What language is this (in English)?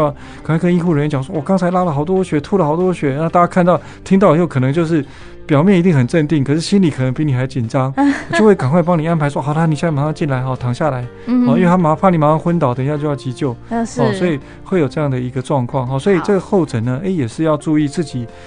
Chinese